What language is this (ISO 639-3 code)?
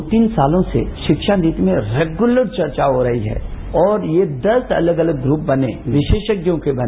hin